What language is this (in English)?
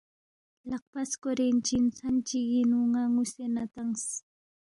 Balti